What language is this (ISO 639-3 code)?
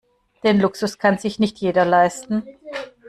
deu